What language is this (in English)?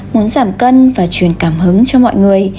Vietnamese